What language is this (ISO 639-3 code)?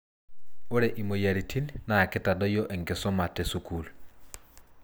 mas